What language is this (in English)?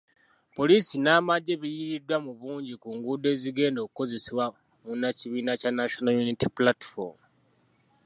Ganda